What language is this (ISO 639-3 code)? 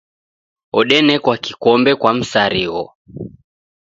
dav